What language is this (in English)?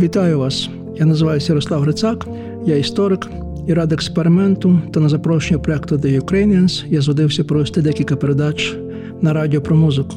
Ukrainian